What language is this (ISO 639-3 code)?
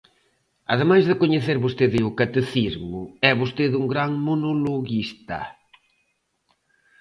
glg